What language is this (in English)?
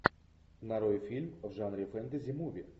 Russian